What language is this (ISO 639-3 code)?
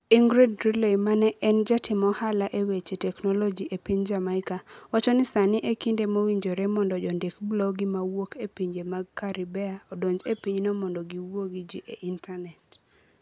luo